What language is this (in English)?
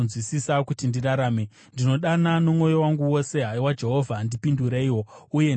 Shona